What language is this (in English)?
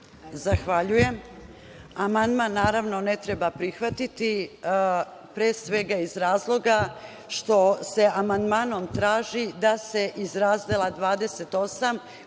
Serbian